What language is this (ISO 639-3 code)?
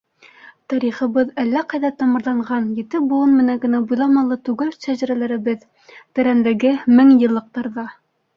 bak